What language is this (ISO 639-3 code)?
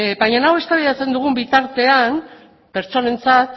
eus